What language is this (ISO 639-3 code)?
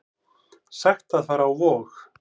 isl